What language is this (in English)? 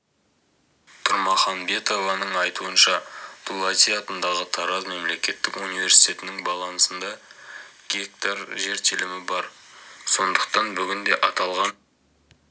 Kazakh